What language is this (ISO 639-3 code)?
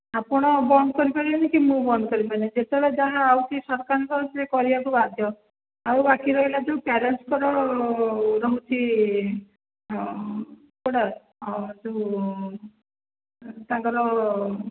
ori